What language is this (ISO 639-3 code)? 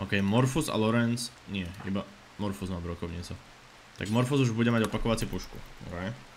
slk